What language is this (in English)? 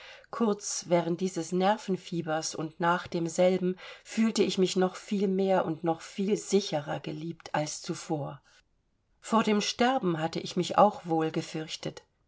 German